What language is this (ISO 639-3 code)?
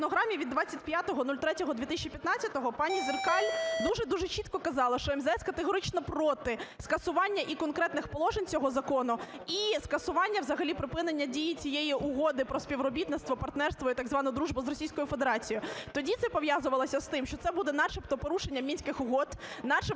ukr